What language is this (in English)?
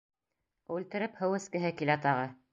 Bashkir